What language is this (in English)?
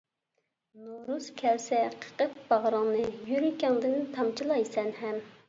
Uyghur